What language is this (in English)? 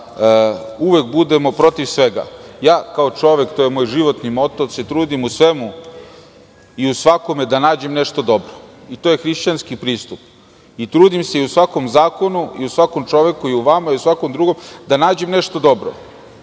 Serbian